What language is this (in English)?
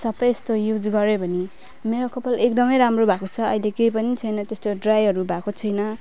Nepali